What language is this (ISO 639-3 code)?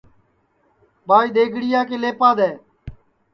ssi